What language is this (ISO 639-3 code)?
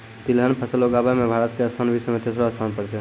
mai